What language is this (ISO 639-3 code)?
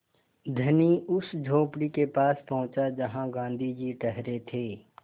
hin